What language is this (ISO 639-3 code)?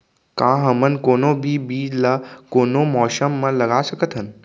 hne